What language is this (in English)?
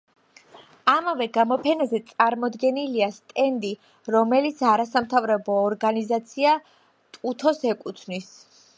Georgian